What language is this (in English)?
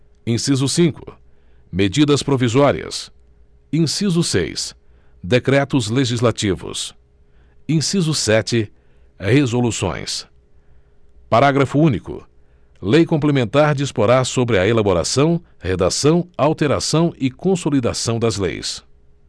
Portuguese